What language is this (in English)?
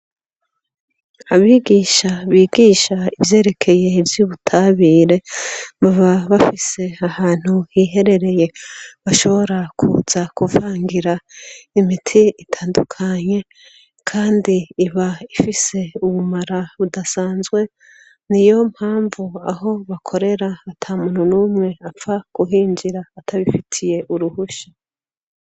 Rundi